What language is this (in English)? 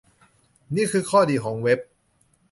Thai